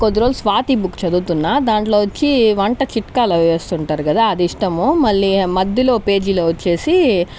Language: Telugu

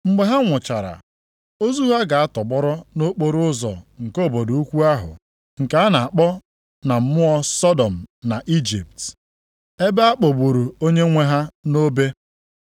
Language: Igbo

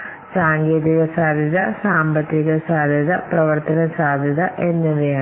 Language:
Malayalam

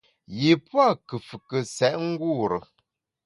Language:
Bamun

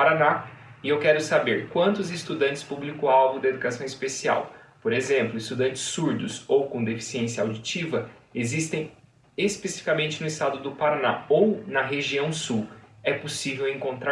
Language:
Portuguese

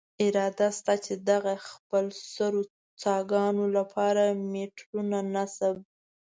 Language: Pashto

